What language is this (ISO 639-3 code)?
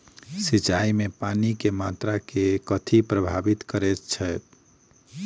mai